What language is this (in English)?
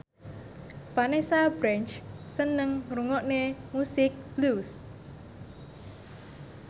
Javanese